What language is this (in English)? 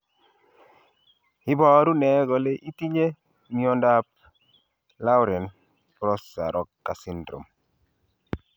Kalenjin